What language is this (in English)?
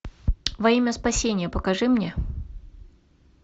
Russian